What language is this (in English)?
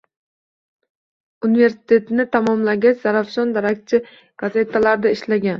Uzbek